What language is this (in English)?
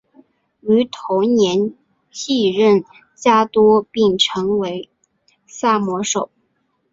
Chinese